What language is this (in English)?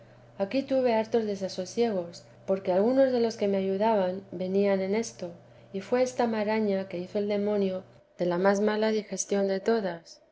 Spanish